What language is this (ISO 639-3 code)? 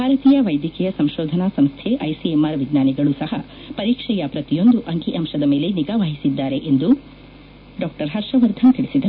kan